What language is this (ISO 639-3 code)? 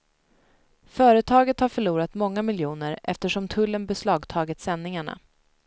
swe